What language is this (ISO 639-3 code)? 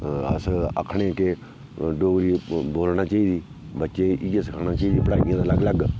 doi